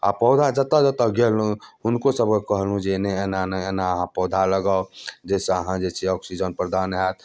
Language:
Maithili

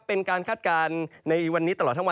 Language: Thai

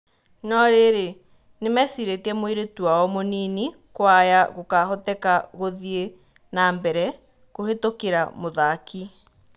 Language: Kikuyu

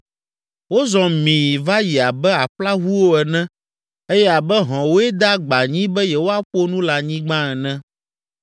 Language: Ewe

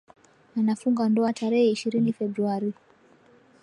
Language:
Swahili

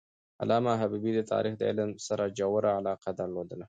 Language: Pashto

